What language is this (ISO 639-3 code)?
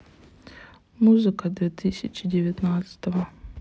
rus